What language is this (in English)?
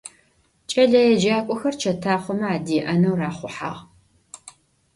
Adyghe